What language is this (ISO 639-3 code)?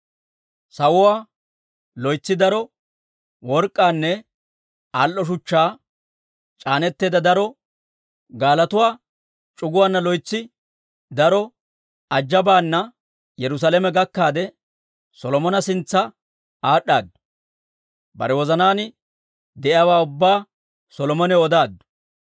dwr